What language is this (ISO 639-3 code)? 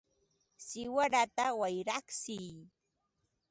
qva